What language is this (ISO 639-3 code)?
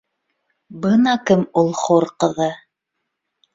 bak